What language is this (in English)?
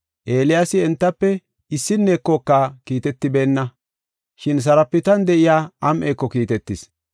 Gofa